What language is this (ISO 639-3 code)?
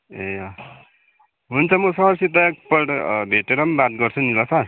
nep